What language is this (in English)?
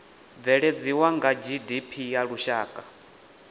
Venda